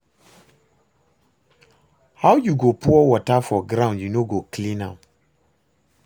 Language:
Nigerian Pidgin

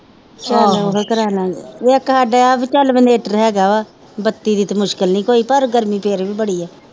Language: Punjabi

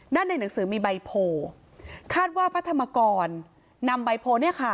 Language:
Thai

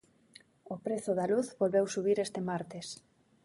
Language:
Galician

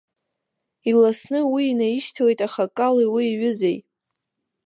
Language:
Abkhazian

